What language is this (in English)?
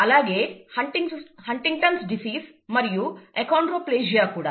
Telugu